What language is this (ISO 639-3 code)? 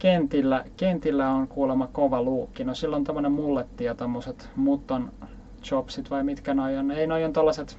fin